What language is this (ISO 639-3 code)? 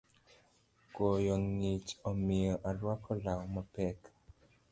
luo